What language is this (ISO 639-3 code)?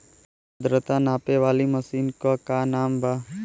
bho